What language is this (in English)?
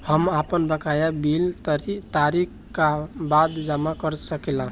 Bhojpuri